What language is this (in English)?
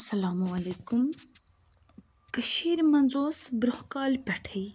Kashmiri